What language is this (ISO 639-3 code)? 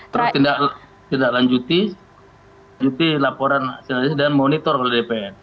ind